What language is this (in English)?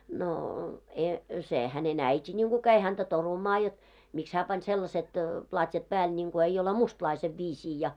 Finnish